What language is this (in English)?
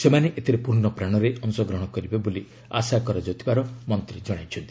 Odia